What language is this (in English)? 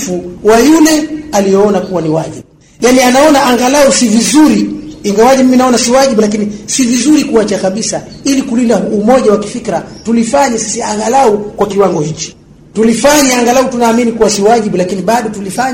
Swahili